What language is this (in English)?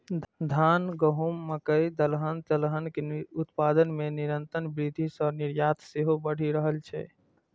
Maithili